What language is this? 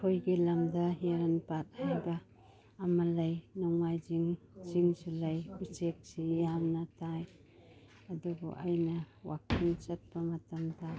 Manipuri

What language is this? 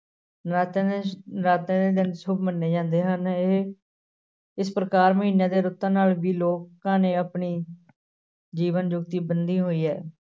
Punjabi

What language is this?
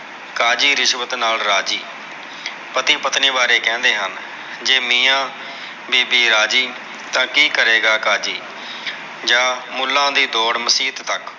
Punjabi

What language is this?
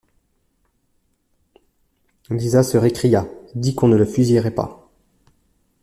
French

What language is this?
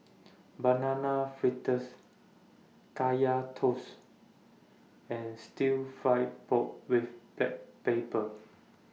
English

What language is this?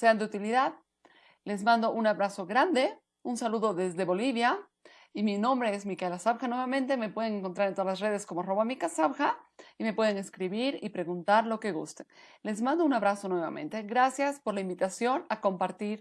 Spanish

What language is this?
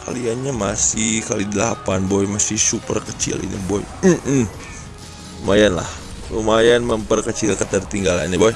Indonesian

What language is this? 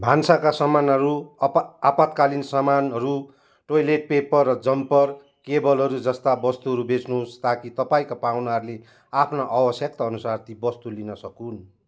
Nepali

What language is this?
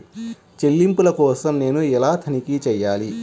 Telugu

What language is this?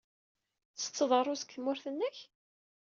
Kabyle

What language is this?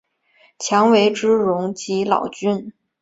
Chinese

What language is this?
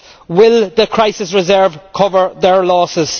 English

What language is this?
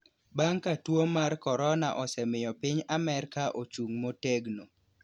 Luo (Kenya and Tanzania)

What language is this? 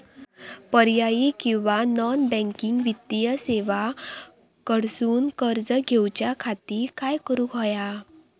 Marathi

